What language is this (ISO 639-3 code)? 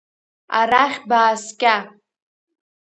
abk